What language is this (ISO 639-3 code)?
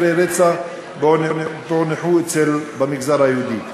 heb